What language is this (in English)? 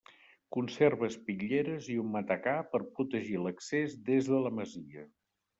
Catalan